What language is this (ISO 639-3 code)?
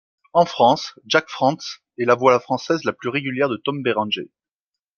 fra